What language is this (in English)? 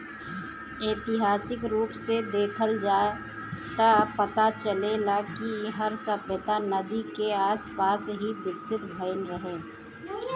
Bhojpuri